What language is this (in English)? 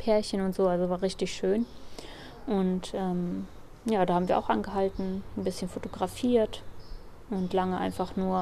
German